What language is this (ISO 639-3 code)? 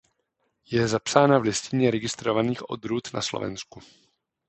ces